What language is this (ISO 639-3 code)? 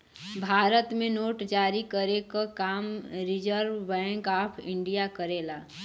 bho